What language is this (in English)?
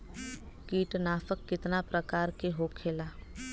Bhojpuri